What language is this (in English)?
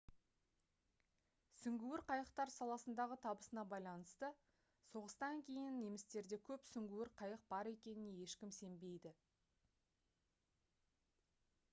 Kazakh